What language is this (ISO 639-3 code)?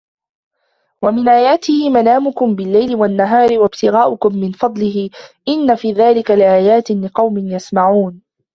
ara